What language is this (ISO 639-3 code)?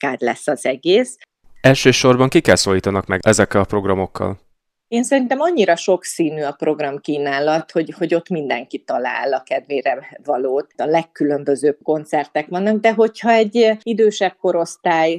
hun